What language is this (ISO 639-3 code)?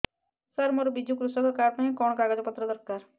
ori